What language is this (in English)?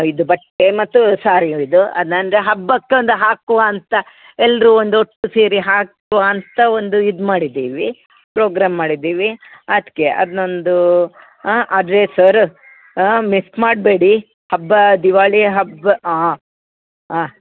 Kannada